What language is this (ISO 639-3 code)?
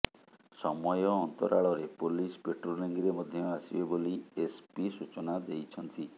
ori